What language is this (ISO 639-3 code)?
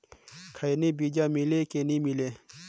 hne